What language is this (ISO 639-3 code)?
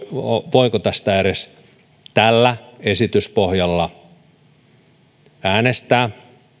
fin